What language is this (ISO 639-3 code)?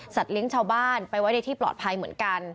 tha